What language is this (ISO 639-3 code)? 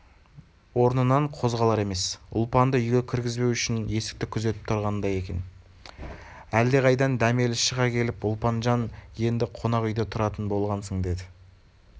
kaz